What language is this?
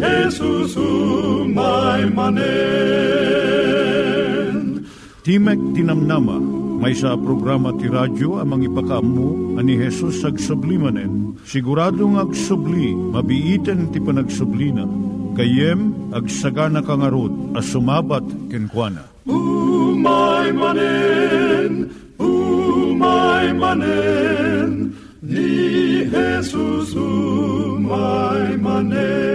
Filipino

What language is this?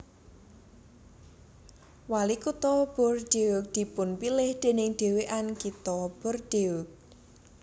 Javanese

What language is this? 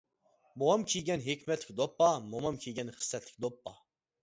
Uyghur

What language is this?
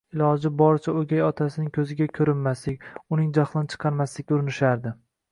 Uzbek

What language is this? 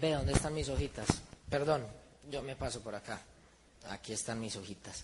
Spanish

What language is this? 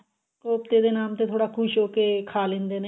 Punjabi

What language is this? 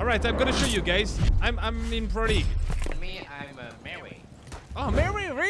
French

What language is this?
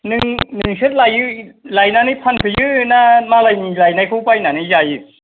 Bodo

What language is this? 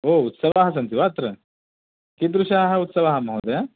Sanskrit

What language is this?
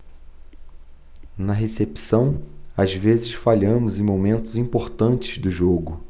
Portuguese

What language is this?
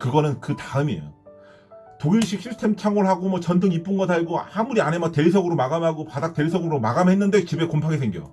Korean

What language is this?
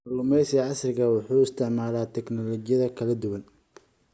Somali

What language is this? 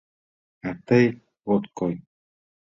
Mari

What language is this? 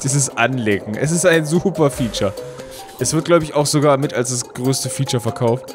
German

